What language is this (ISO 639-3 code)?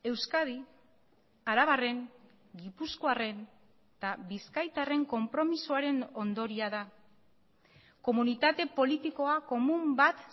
eus